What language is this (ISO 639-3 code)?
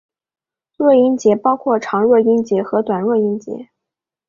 zho